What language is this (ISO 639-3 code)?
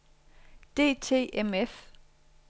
dan